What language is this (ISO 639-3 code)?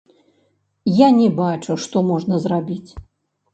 bel